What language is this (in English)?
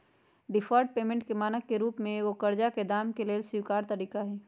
Magahi